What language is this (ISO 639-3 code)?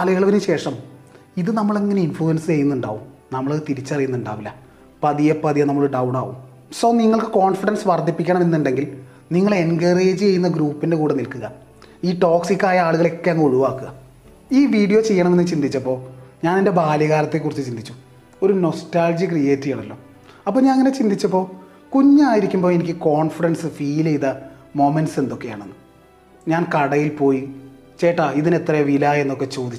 mal